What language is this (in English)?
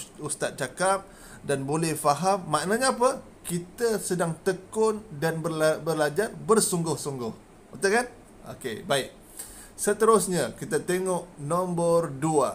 Malay